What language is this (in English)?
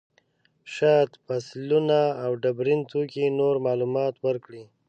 Pashto